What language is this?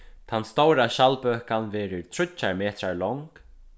Faroese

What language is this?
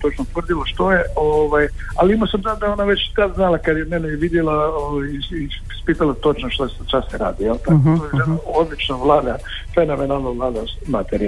Croatian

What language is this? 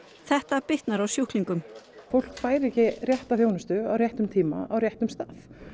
Icelandic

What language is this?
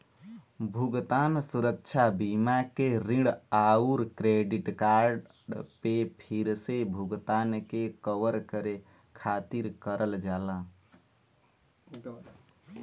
Bhojpuri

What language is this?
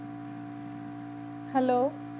Punjabi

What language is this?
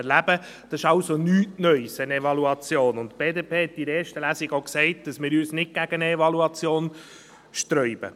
Swiss German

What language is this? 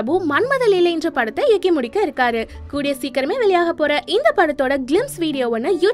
Romanian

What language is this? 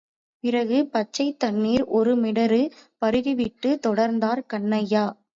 Tamil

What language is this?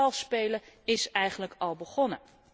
Dutch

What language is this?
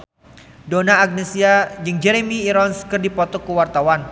Sundanese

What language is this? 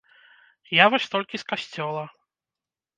Belarusian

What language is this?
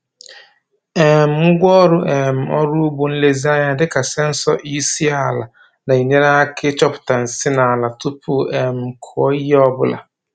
Igbo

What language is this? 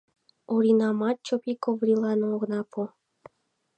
Mari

